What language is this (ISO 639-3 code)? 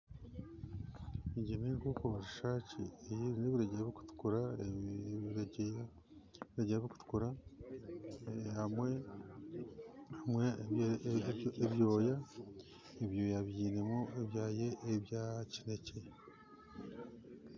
nyn